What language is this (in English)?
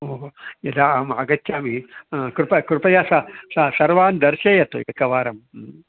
Sanskrit